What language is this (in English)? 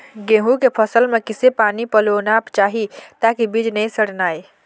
Chhattisgarhi